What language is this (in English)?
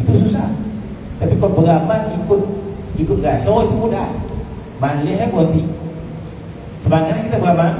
Malay